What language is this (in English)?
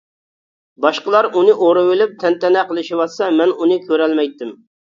Uyghur